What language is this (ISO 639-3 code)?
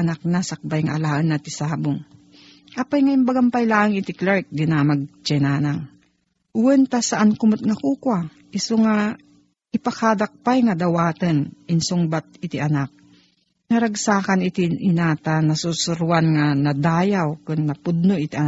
fil